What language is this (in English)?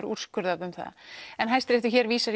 Icelandic